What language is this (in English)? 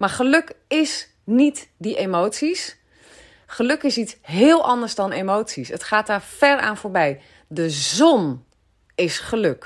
Dutch